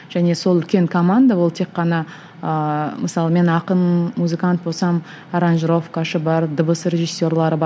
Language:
Kazakh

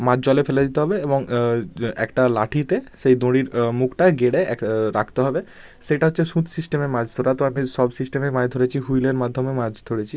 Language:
Bangla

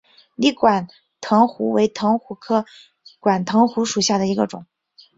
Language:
Chinese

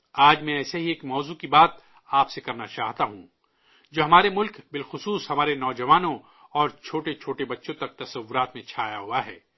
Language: Urdu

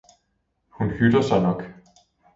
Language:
Danish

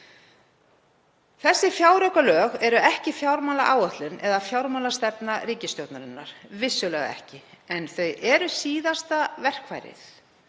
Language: Icelandic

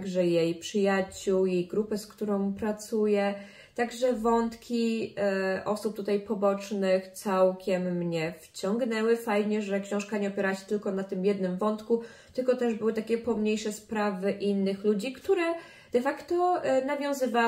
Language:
Polish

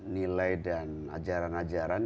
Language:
Indonesian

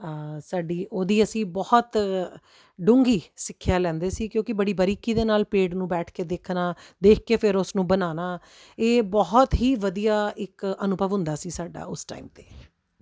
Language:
Punjabi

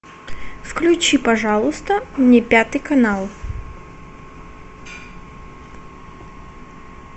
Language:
Russian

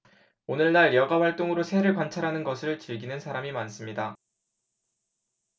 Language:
Korean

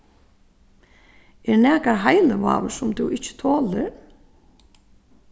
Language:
Faroese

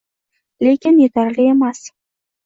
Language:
Uzbek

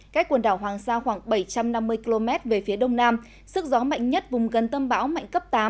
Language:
Vietnamese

